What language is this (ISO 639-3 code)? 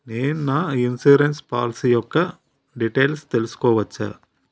tel